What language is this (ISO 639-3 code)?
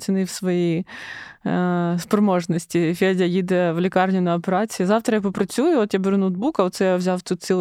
ukr